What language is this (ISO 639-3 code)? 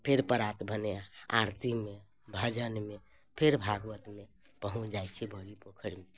mai